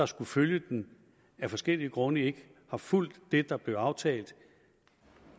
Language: Danish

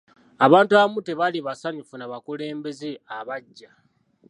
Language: Ganda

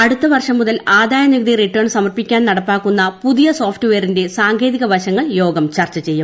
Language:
Malayalam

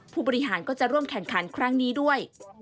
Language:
Thai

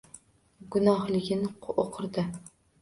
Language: Uzbek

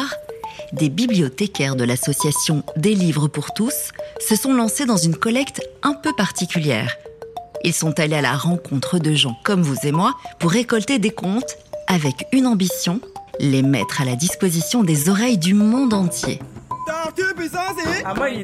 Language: French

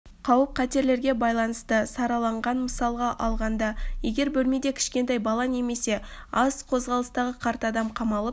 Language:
Kazakh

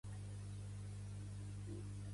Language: Catalan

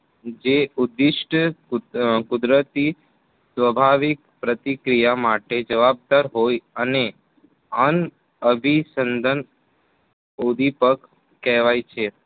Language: Gujarati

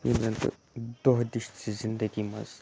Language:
Kashmiri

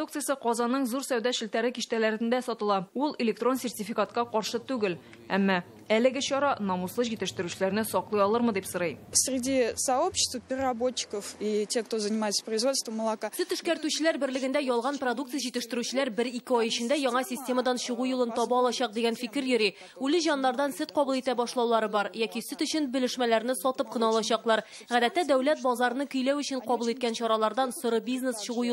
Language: Russian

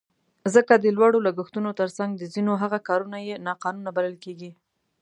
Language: Pashto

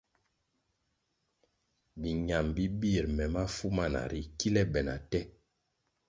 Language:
Kwasio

